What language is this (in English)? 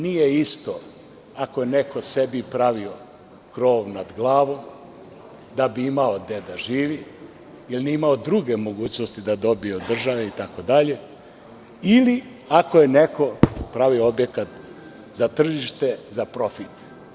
Serbian